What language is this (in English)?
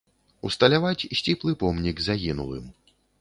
Belarusian